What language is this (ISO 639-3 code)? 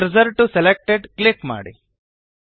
kan